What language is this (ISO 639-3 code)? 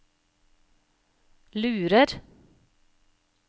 nor